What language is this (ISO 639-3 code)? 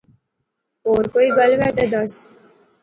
phr